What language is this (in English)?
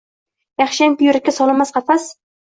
Uzbek